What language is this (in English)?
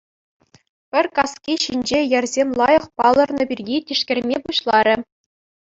Chuvash